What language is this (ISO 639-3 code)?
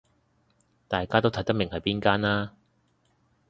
yue